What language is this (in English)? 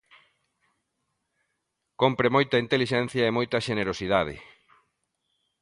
Galician